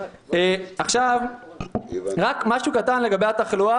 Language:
Hebrew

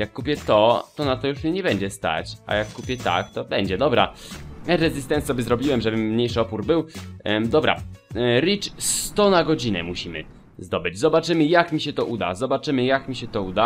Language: Polish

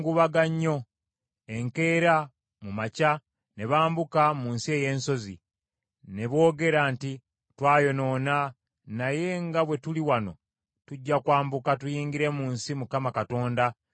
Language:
Ganda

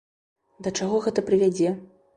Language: Belarusian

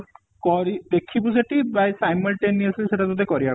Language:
Odia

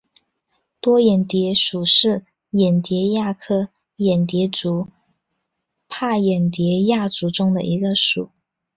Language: Chinese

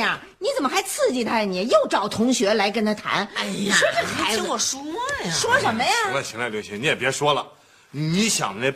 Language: Chinese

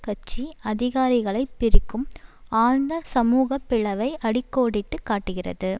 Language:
Tamil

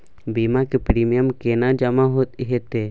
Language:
Maithili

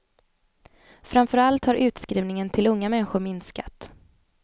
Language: Swedish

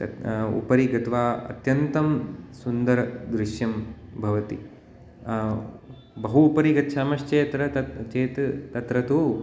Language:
Sanskrit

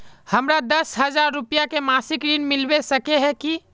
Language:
Magahi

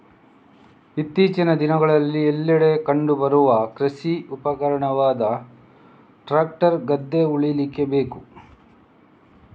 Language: Kannada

